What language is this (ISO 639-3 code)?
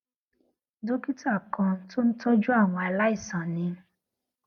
yor